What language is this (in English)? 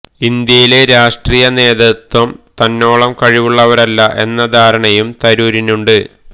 Malayalam